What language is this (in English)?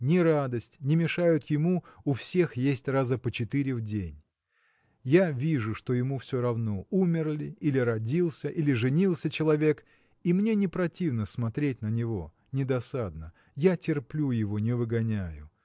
Russian